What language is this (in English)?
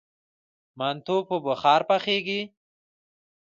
Pashto